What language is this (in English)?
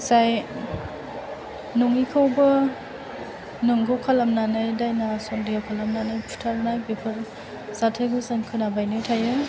Bodo